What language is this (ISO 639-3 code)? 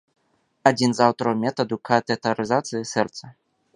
bel